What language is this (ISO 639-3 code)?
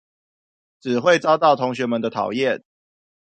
zho